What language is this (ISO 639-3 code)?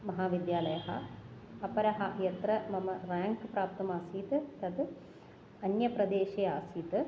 san